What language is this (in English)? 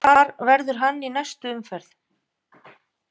Icelandic